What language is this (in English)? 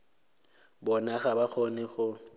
Northern Sotho